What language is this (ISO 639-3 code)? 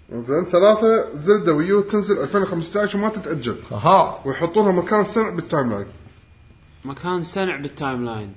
ara